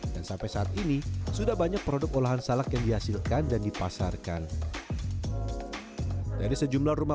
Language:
Indonesian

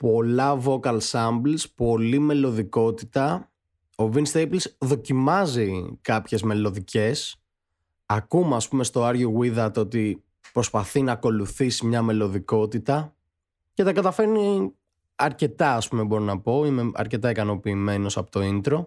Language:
Greek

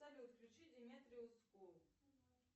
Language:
Russian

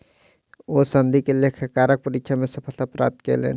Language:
Maithili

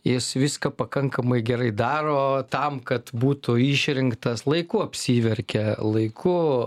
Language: Lithuanian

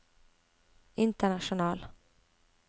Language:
Norwegian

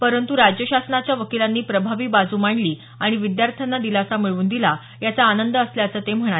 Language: Marathi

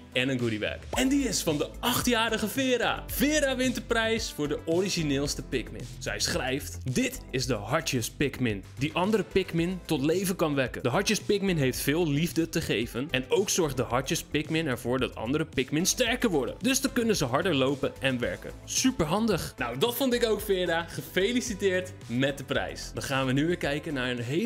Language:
Dutch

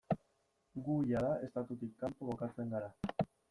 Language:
Basque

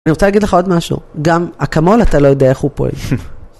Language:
Hebrew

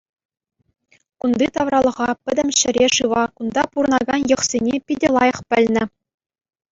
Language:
Chuvash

